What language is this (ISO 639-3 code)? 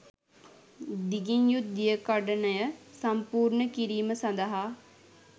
sin